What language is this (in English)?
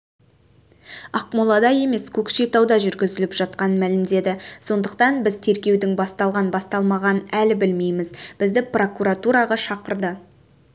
Kazakh